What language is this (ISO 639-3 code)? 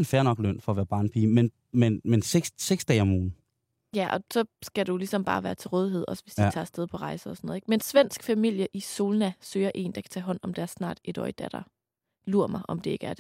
dan